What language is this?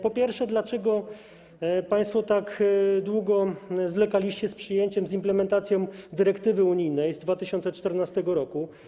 Polish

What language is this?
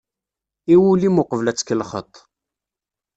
Kabyle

